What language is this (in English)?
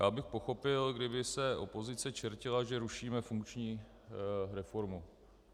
Czech